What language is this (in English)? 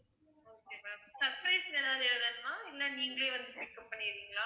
Tamil